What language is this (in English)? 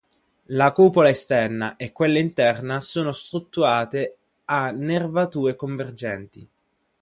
Italian